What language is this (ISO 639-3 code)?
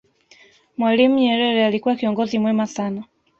swa